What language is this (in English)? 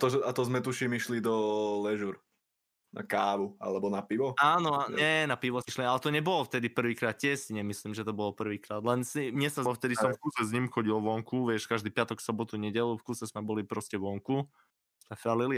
Slovak